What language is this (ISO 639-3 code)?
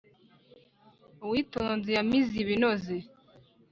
kin